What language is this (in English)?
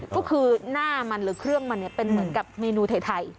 Thai